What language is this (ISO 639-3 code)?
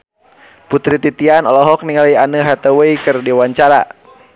sun